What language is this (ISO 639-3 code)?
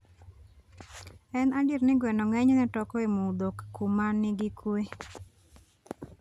luo